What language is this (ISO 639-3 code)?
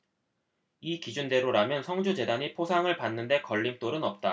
kor